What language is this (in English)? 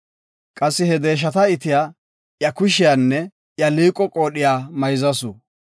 Gofa